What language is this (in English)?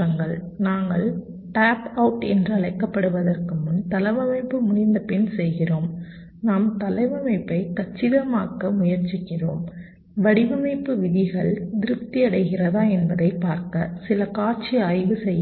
Tamil